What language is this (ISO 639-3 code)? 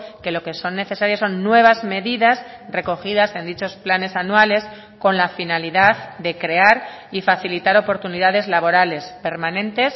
spa